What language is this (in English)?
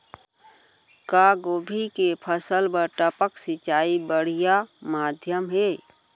Chhattisgarhi